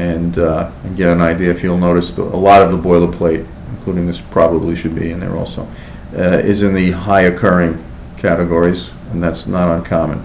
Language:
English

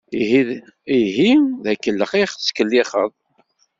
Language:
Kabyle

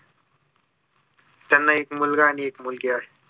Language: Marathi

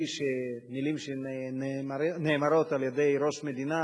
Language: Hebrew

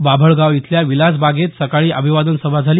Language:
Marathi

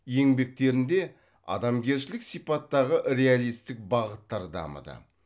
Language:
Kazakh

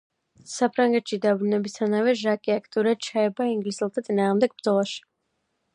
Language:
Georgian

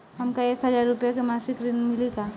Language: Bhojpuri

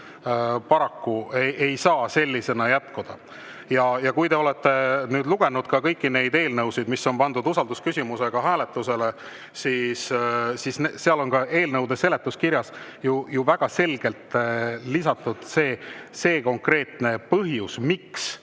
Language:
Estonian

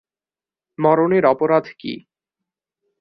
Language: Bangla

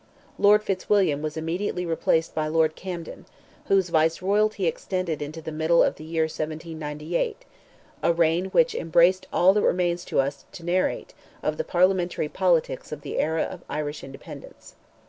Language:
English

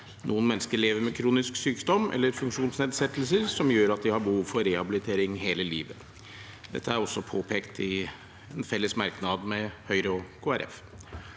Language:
Norwegian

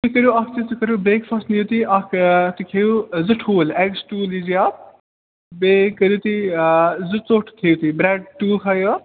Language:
Kashmiri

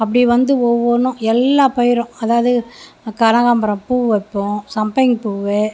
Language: Tamil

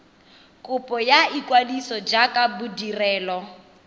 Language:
Tswana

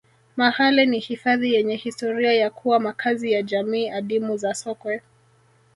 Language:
Swahili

